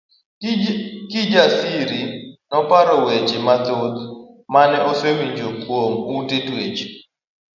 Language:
Luo (Kenya and Tanzania)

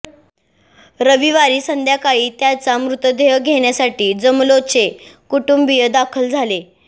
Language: Marathi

